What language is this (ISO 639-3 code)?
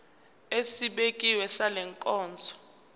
zul